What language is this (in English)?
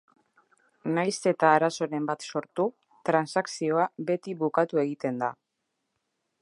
Basque